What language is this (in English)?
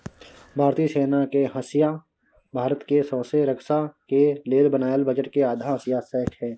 Maithili